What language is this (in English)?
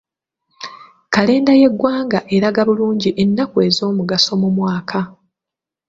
Ganda